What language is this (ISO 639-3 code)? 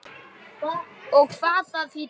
isl